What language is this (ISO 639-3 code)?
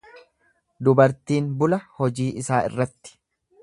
orm